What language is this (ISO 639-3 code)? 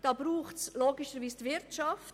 gsw